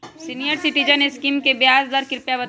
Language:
Magahi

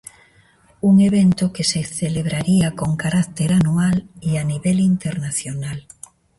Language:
Galician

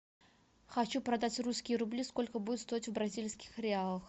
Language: Russian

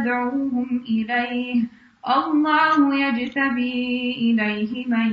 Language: Urdu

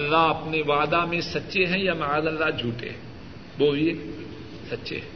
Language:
Urdu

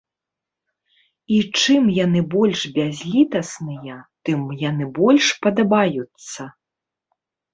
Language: Belarusian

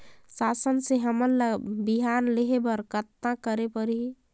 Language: Chhattisgarhi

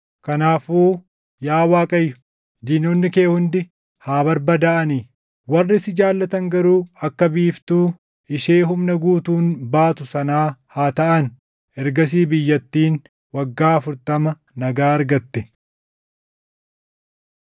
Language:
Oromo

